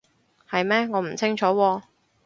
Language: Cantonese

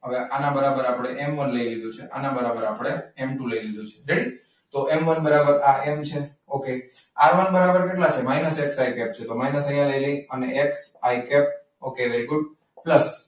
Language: Gujarati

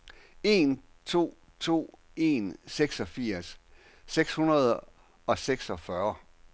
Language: Danish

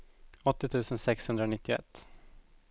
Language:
Swedish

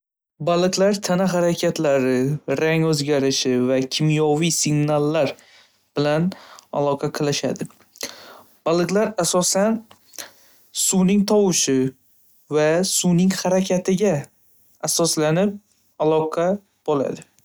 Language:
Uzbek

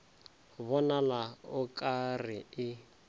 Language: Northern Sotho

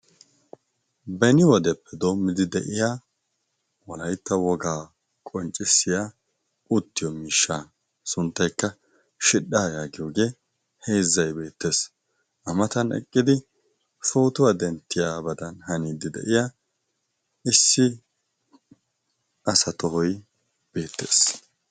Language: Wolaytta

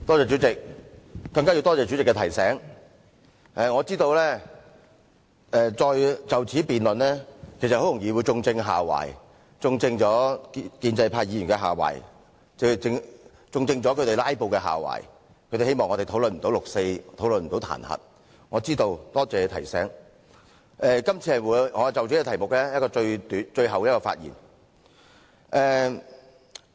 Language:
Cantonese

